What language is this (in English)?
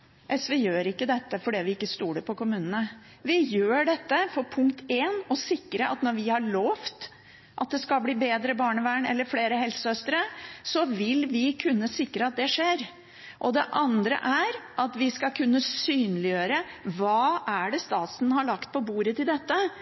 Norwegian Bokmål